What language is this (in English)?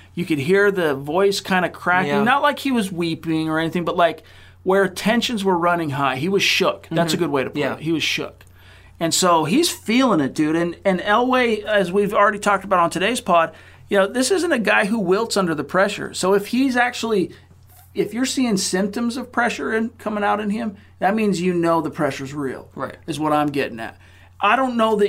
English